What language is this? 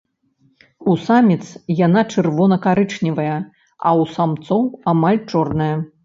Belarusian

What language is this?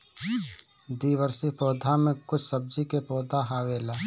Bhojpuri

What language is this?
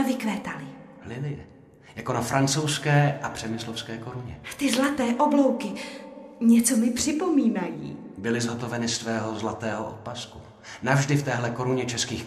Czech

